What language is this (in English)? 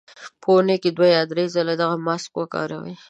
Pashto